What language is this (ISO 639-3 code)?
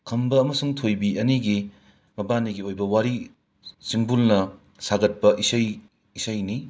mni